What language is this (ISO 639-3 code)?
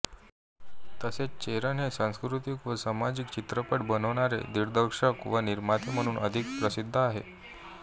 mar